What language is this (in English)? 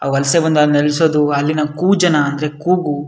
Kannada